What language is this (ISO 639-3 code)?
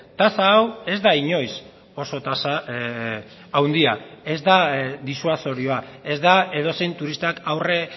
eus